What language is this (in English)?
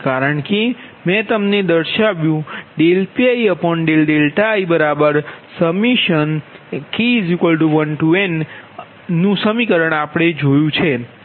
Gujarati